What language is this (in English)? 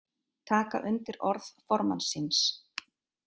Icelandic